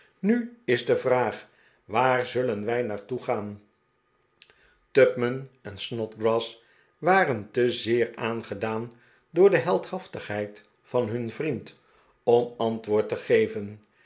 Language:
Dutch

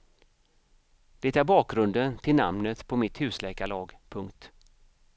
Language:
Swedish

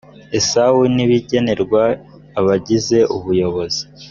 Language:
Kinyarwanda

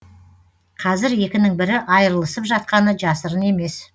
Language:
Kazakh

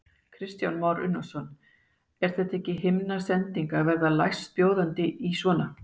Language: Icelandic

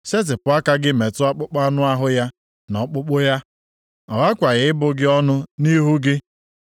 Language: Igbo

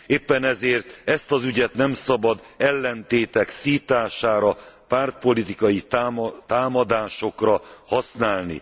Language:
Hungarian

